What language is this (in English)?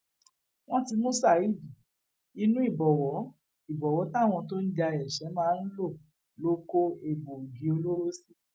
Yoruba